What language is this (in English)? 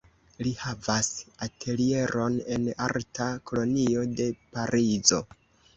Esperanto